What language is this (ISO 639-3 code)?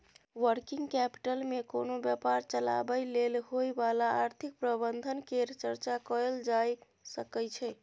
mai